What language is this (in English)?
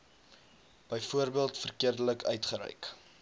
Afrikaans